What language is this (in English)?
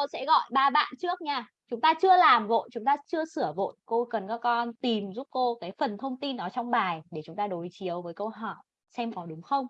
Vietnamese